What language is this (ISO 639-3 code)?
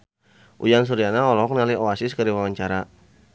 sun